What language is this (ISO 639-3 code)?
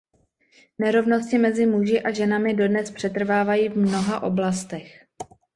ces